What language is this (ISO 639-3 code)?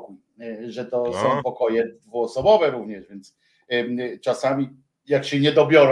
pol